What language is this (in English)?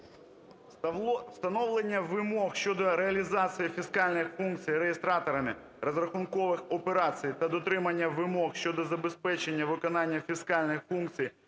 Ukrainian